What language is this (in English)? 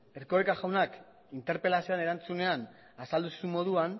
Basque